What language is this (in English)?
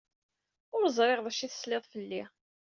Kabyle